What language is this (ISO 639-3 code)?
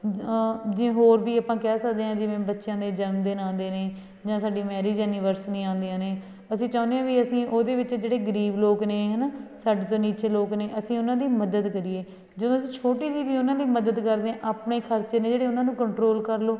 pan